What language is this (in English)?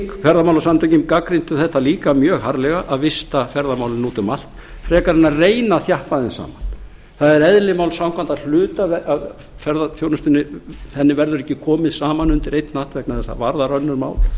Icelandic